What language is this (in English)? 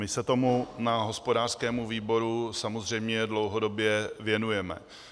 Czech